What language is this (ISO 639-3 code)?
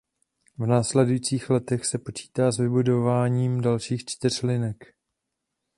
ces